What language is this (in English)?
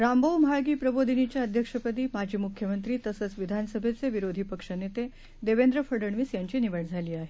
Marathi